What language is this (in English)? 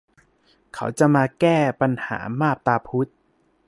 Thai